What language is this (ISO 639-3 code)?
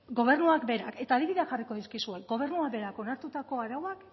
eus